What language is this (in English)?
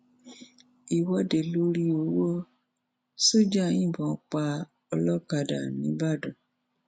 Yoruba